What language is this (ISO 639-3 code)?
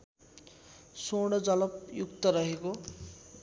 nep